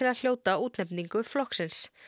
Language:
Icelandic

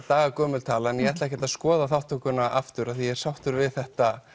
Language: Icelandic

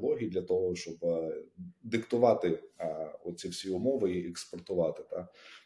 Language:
Ukrainian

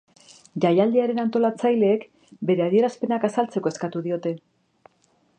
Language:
Basque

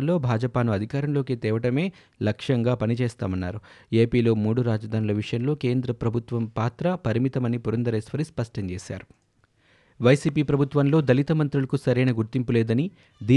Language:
Telugu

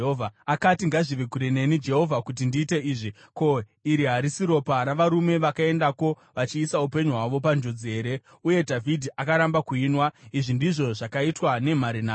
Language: Shona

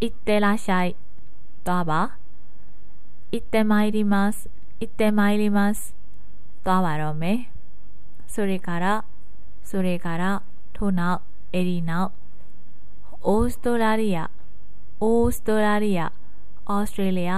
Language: Japanese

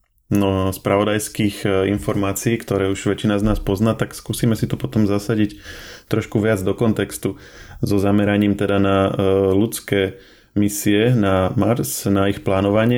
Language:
Slovak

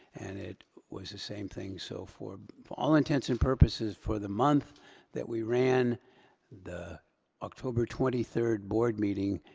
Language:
English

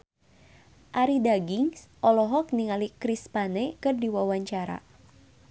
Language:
Sundanese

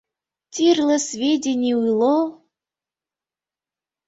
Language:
Mari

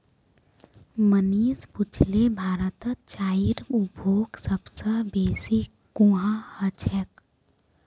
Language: Magahi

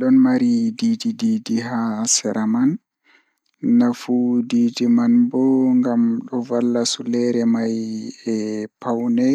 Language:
Fula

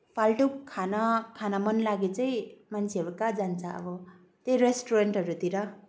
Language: Nepali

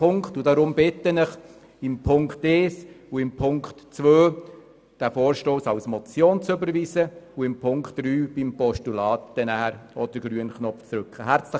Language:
Swiss German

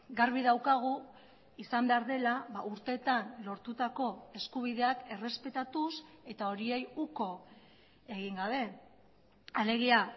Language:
Basque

